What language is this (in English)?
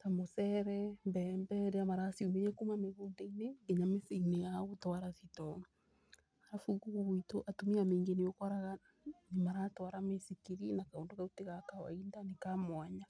Kikuyu